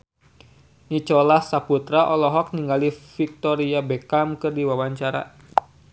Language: Sundanese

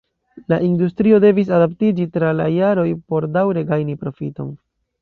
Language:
Esperanto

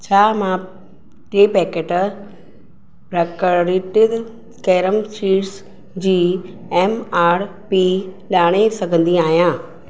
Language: Sindhi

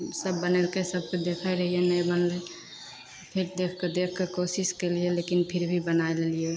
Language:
Maithili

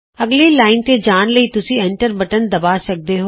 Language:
Punjabi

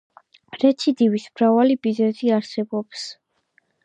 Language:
Georgian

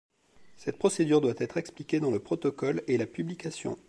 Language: French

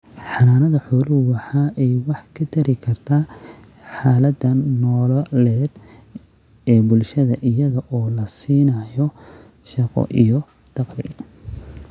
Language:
Somali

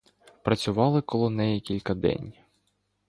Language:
Ukrainian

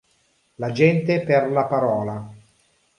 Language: Italian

